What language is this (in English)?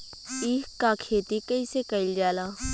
Bhojpuri